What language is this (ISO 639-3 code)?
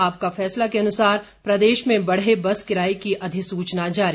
hin